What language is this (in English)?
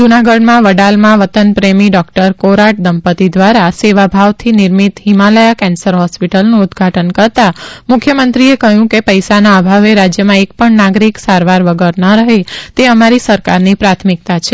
Gujarati